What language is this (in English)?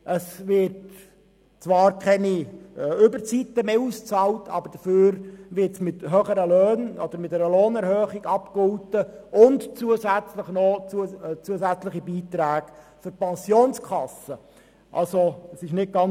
Swiss German